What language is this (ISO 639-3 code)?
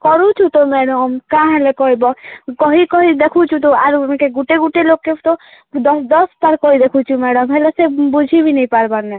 ori